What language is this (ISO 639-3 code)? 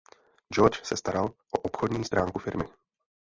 ces